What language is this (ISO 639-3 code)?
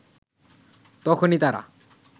ben